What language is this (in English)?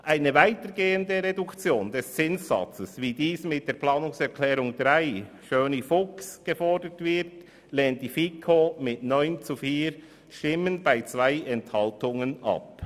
Swiss German